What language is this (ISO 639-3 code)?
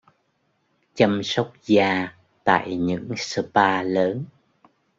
vie